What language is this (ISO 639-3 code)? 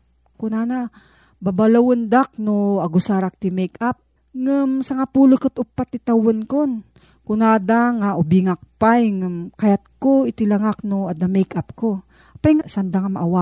fil